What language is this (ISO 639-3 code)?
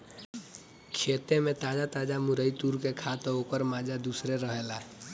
bho